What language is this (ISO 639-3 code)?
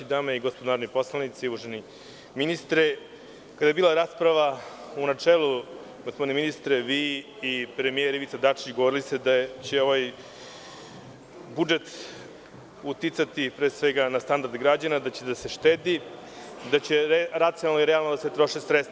srp